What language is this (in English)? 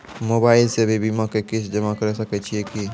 Maithili